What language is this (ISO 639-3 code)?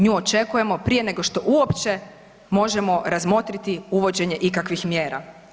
hrv